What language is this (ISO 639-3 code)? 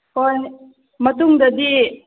mni